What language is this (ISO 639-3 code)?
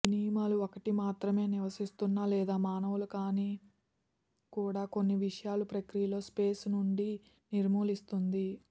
tel